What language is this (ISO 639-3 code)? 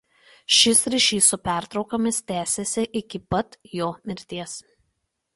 lit